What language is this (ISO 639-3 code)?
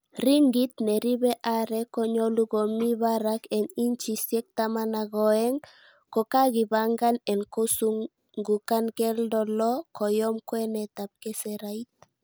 kln